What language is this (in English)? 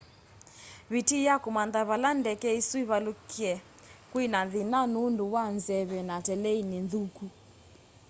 Kamba